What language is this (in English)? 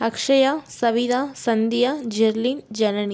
Tamil